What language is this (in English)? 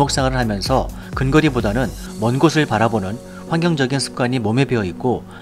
Korean